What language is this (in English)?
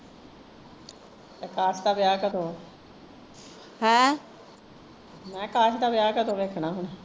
Punjabi